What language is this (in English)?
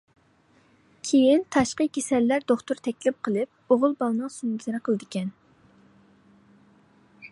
Uyghur